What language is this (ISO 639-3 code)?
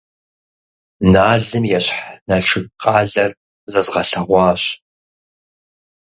kbd